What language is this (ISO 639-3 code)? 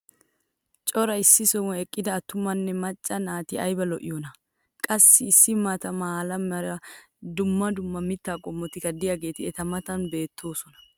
wal